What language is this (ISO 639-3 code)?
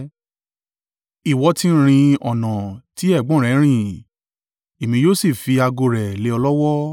yor